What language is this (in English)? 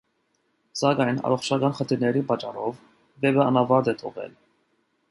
Armenian